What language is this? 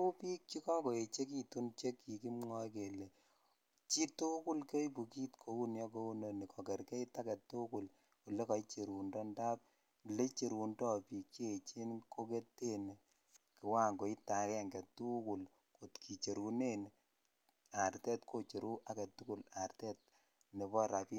Kalenjin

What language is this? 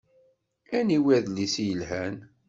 Kabyle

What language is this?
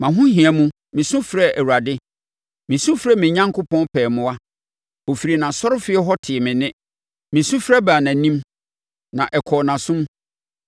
Akan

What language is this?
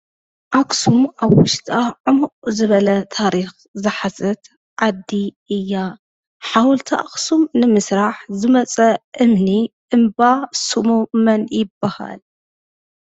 Tigrinya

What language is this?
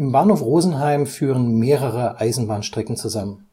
German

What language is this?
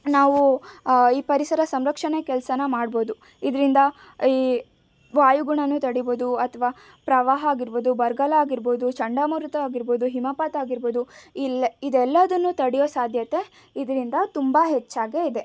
Kannada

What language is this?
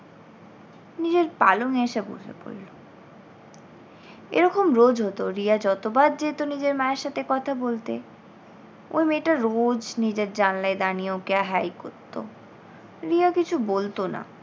Bangla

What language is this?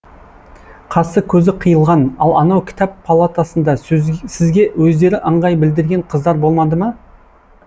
Kazakh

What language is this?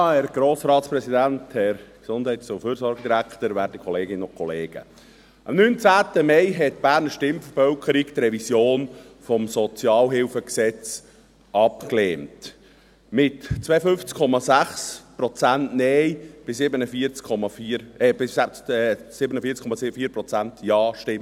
Swiss German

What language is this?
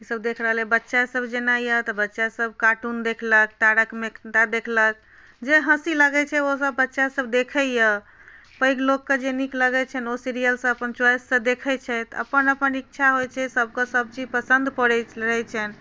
Maithili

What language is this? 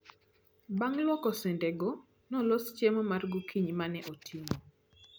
Luo (Kenya and Tanzania)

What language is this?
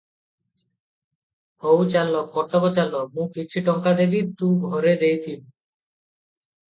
Odia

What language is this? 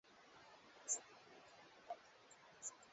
Swahili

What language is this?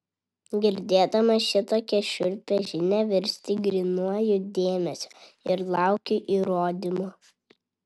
Lithuanian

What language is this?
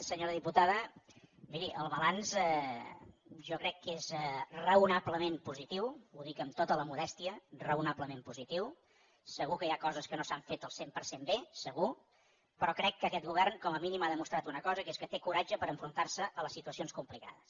Catalan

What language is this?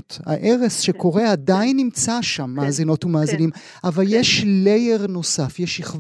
Hebrew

